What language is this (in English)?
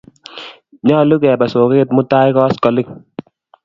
Kalenjin